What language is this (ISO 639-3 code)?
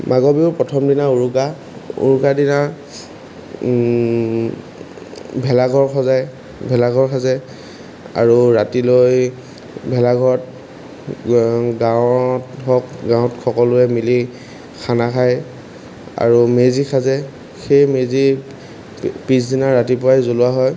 asm